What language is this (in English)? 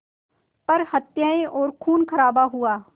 Hindi